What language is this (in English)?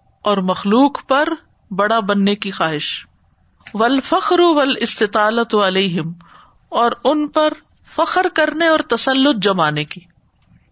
Urdu